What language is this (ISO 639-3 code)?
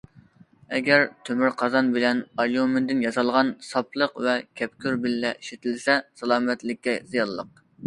uig